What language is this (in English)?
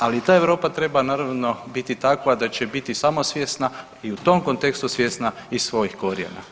Croatian